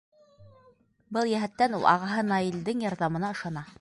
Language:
Bashkir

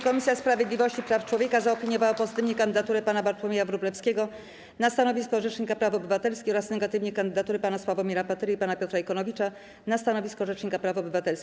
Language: Polish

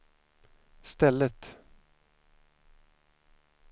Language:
Swedish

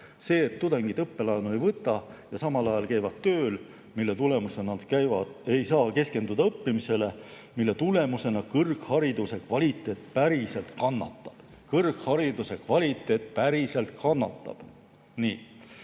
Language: Estonian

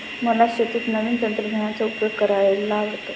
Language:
Marathi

